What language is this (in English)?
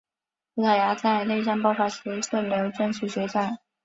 Chinese